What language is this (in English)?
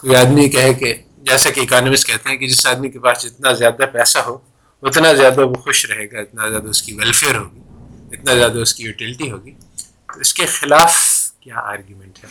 Urdu